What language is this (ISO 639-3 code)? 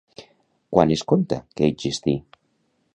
cat